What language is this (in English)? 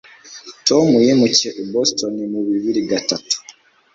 Kinyarwanda